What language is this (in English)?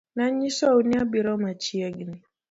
Luo (Kenya and Tanzania)